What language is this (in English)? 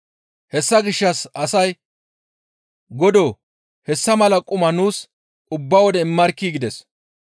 Gamo